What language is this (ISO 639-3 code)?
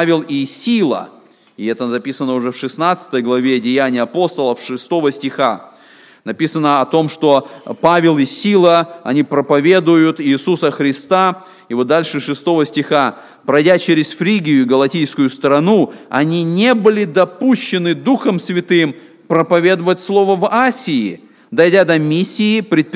rus